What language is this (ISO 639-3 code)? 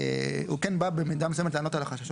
heb